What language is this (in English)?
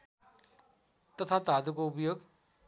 Nepali